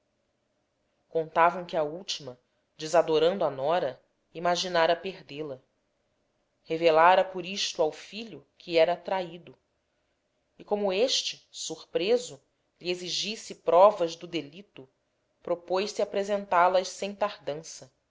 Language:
Portuguese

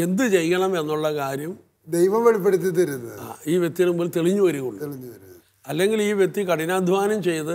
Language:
Malayalam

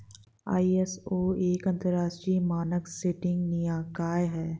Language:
Hindi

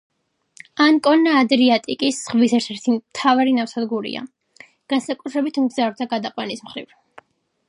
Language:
Georgian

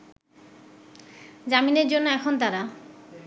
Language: Bangla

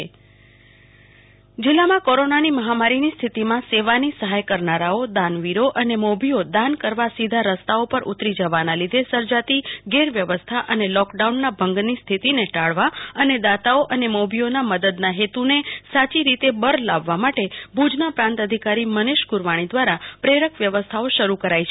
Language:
Gujarati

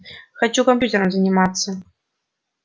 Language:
Russian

